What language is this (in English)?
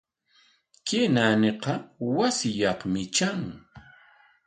Corongo Ancash Quechua